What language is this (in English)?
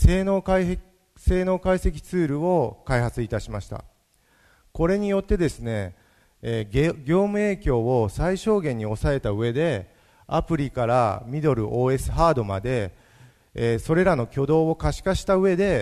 Japanese